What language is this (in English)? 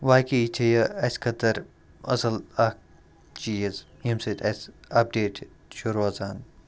Kashmiri